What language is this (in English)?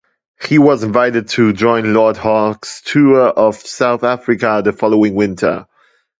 English